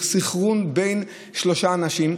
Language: Hebrew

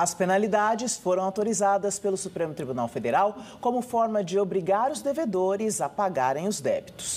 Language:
Portuguese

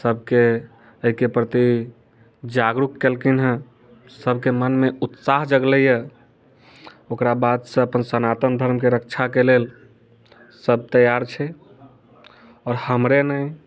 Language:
Maithili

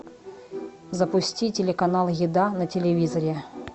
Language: Russian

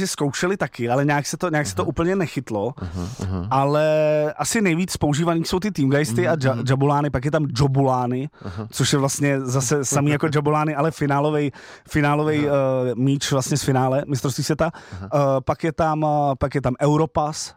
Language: Czech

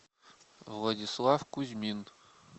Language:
Russian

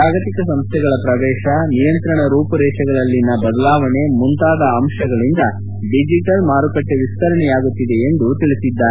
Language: Kannada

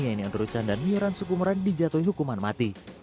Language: Indonesian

